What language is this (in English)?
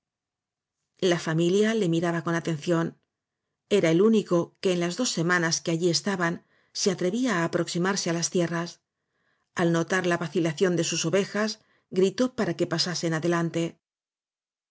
Spanish